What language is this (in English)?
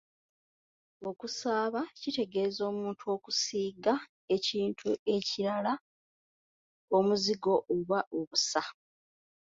Ganda